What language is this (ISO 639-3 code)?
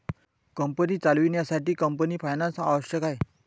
mar